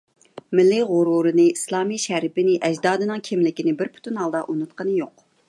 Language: Uyghur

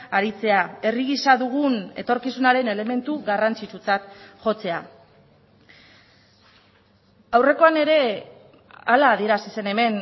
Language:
Basque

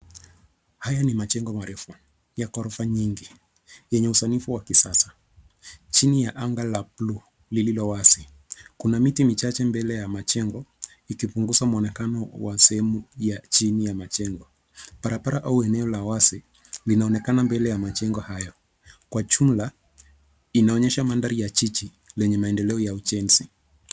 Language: Swahili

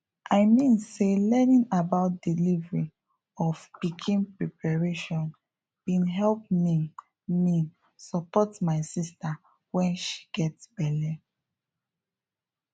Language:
Nigerian Pidgin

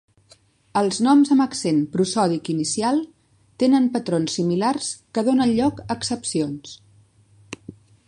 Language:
Catalan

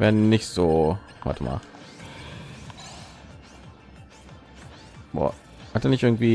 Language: German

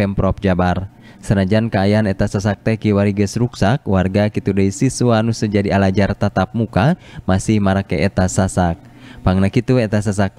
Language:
Indonesian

